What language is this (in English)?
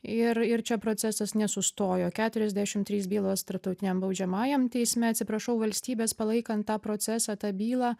Lithuanian